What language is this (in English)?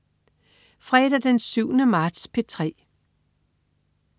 Danish